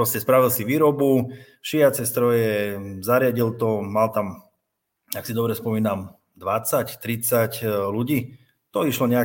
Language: Slovak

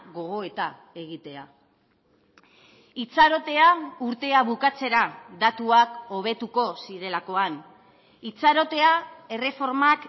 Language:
Basque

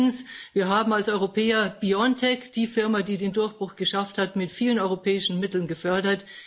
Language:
German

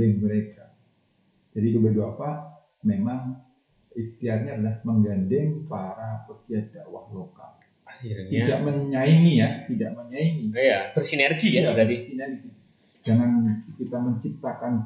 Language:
Indonesian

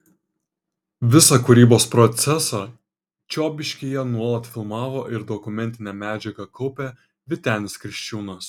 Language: Lithuanian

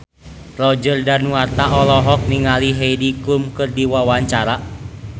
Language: Sundanese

